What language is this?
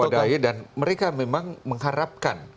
Indonesian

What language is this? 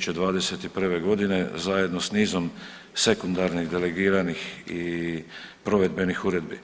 Croatian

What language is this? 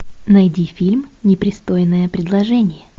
Russian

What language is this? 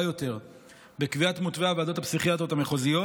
Hebrew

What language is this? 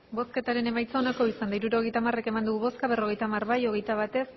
Basque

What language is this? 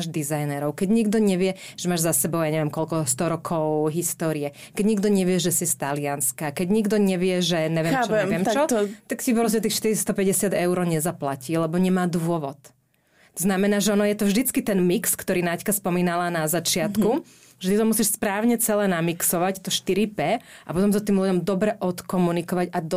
Slovak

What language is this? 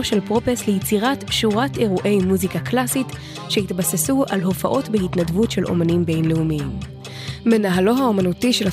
Hebrew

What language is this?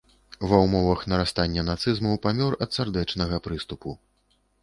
Belarusian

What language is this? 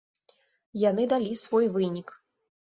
Belarusian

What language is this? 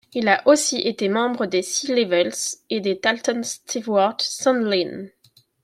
French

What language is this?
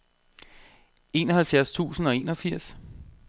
Danish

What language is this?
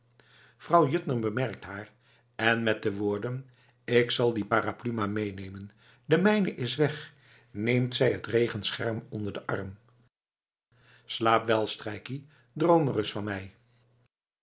Dutch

